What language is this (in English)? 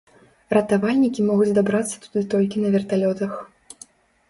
Belarusian